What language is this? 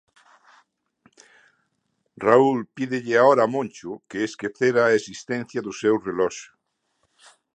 Galician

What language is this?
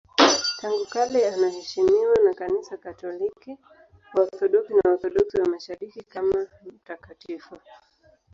Swahili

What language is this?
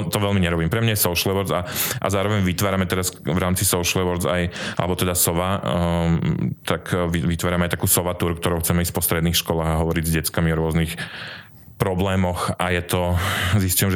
Slovak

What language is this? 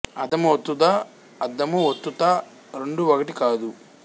Telugu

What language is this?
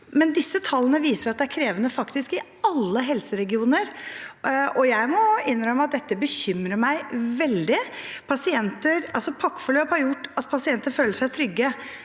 Norwegian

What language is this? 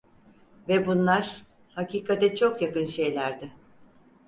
Turkish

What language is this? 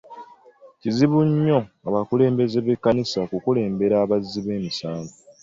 Ganda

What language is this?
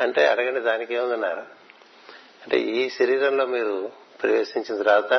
Telugu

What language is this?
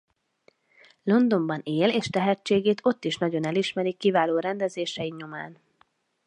Hungarian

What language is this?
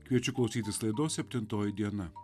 Lithuanian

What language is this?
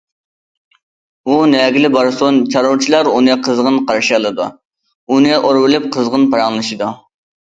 Uyghur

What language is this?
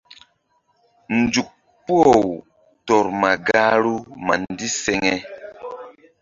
Mbum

